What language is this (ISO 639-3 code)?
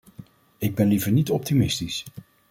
nld